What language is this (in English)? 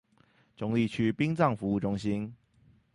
Chinese